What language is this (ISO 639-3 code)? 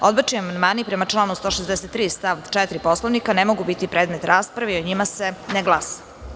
srp